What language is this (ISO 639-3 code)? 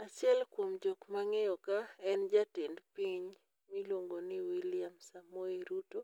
luo